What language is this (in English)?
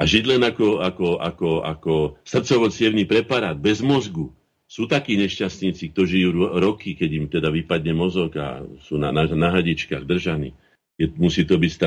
Slovak